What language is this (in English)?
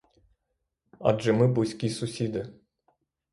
Ukrainian